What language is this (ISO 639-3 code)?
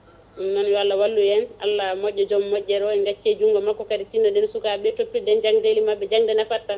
ful